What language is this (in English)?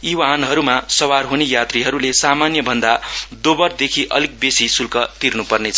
Nepali